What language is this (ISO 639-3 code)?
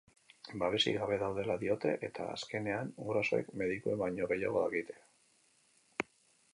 eus